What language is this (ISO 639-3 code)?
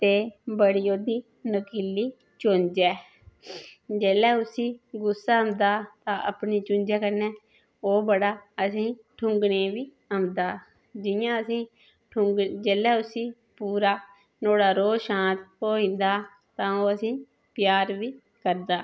doi